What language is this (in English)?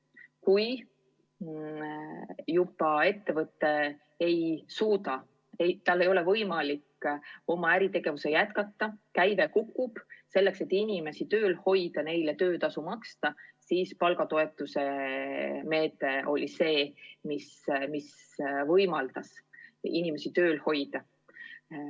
Estonian